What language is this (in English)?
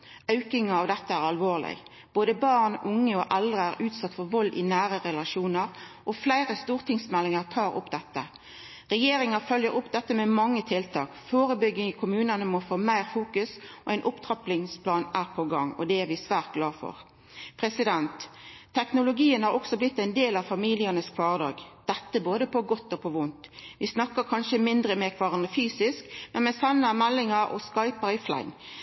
Norwegian Nynorsk